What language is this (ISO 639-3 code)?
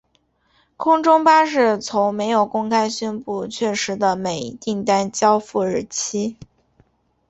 zho